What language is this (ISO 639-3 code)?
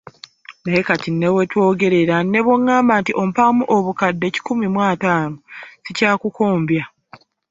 lug